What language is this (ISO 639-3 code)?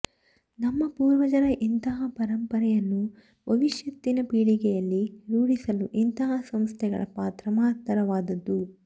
kan